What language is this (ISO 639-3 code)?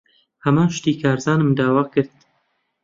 ckb